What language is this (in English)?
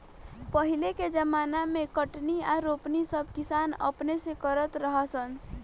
Bhojpuri